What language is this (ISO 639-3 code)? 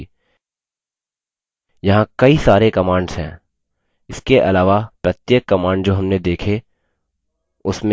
hin